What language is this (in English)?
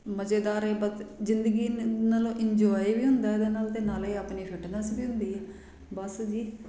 Punjabi